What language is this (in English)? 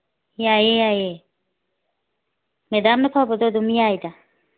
Manipuri